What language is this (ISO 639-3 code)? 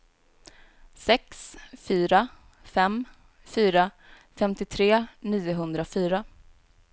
swe